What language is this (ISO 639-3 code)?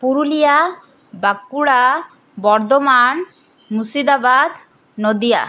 ben